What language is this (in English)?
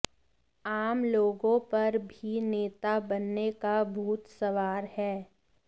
Hindi